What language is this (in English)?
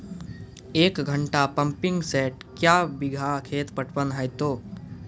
Maithili